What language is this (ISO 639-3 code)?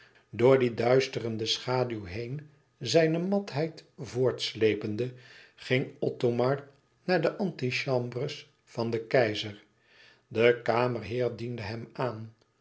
nld